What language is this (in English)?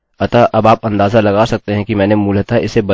Hindi